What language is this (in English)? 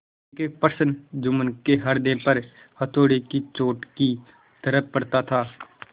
Hindi